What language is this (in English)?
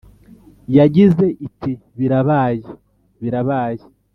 Kinyarwanda